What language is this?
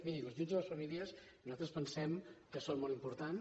Catalan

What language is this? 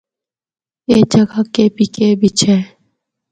Northern Hindko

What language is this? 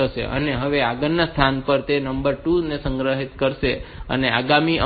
Gujarati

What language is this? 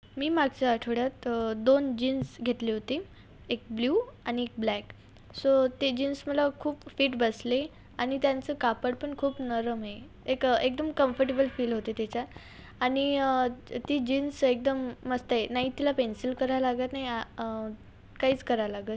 Marathi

